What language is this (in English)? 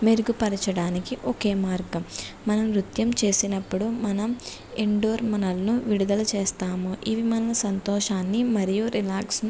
Telugu